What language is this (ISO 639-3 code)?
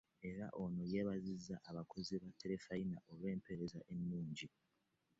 lug